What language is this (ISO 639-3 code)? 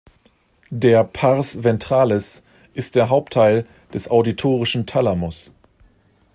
deu